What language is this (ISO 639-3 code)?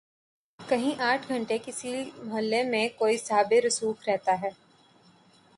urd